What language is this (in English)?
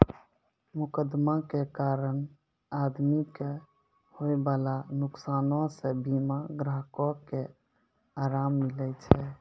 Maithili